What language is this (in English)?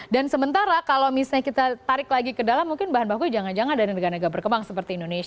Indonesian